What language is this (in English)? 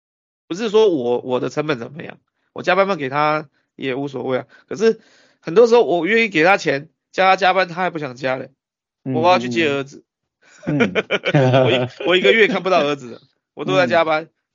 Chinese